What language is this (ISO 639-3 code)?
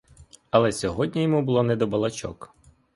ukr